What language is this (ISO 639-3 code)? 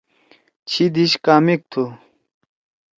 trw